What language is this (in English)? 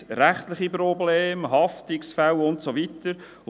Swiss German